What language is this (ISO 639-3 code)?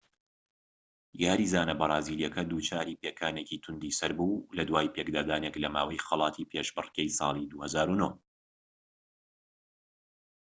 ckb